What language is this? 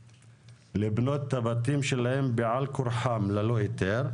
Hebrew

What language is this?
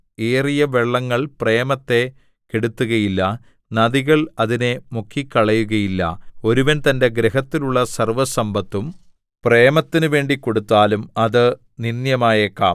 Malayalam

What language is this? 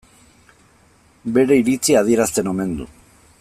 Basque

